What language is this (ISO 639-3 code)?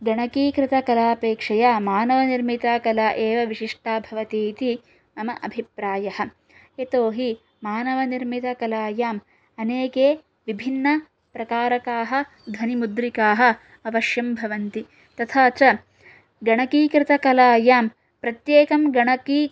san